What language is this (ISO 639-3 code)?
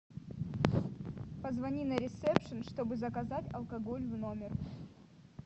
rus